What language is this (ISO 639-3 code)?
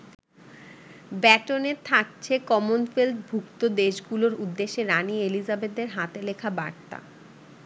ben